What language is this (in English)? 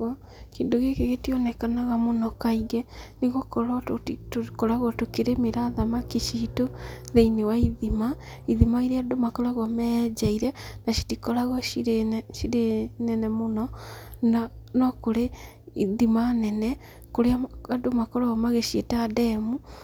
Kikuyu